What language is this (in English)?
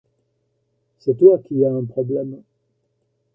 French